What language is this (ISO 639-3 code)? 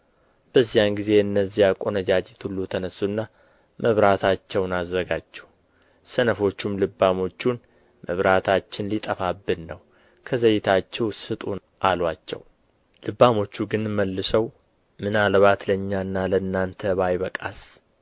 amh